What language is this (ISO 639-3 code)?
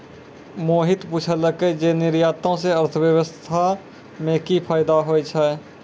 mai